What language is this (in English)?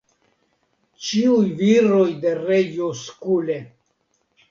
Esperanto